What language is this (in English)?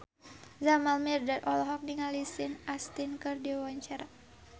Sundanese